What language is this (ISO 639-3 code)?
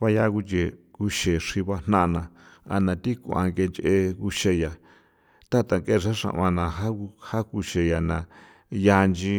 pow